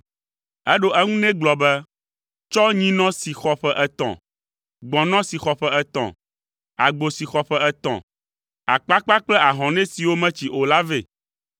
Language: Ewe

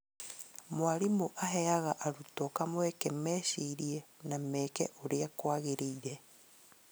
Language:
Kikuyu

